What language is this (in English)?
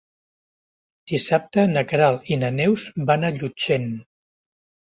Catalan